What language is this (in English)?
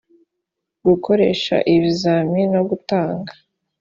Kinyarwanda